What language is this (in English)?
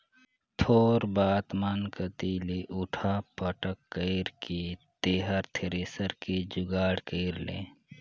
Chhattisgarhi